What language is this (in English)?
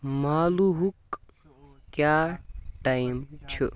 Kashmiri